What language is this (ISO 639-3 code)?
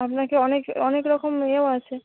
ben